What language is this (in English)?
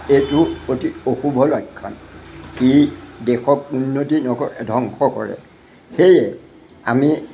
Assamese